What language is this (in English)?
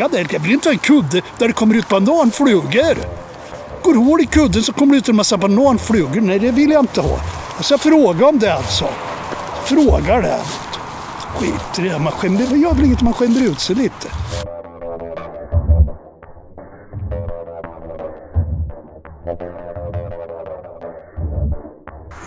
Swedish